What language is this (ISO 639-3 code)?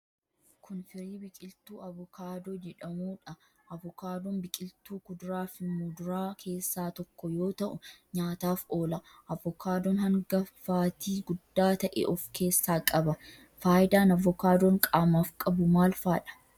orm